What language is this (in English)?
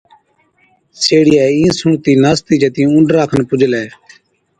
Od